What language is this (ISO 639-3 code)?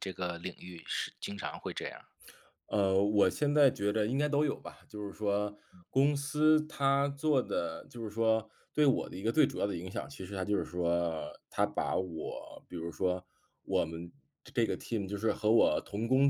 zho